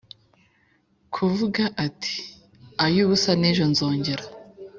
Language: Kinyarwanda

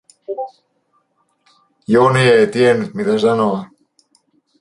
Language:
Finnish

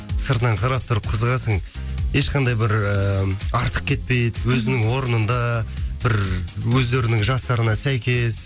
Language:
Kazakh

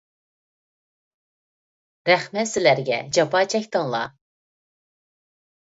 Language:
Uyghur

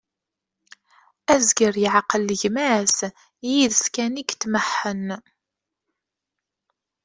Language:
Kabyle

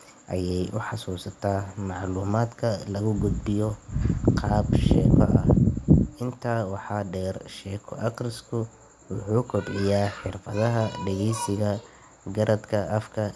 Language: Somali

